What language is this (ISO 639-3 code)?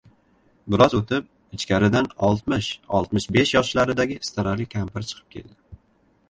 uzb